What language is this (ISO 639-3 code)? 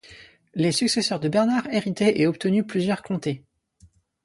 fra